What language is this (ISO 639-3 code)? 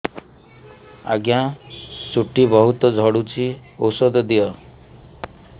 ori